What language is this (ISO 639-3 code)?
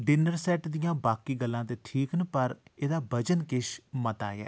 doi